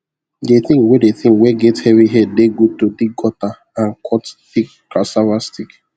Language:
Nigerian Pidgin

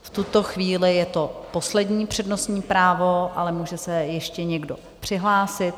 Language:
Czech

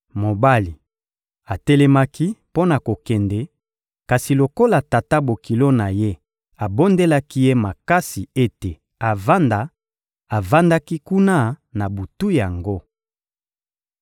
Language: Lingala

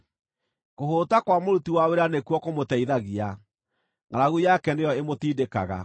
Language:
Kikuyu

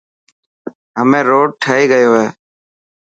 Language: Dhatki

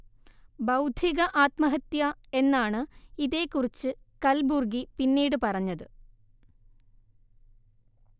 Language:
Malayalam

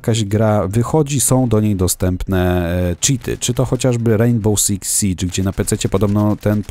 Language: Polish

